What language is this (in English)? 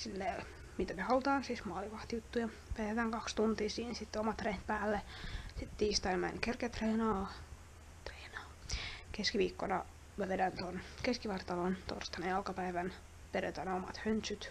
Finnish